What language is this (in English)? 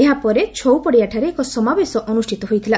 Odia